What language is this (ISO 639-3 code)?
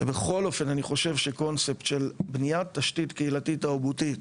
heb